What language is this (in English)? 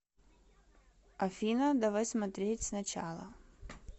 Russian